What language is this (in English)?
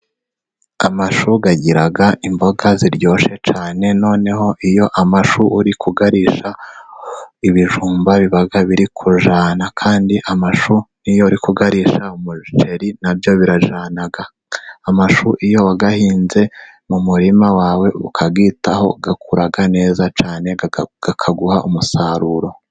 Kinyarwanda